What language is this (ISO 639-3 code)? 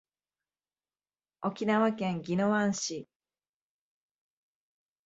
jpn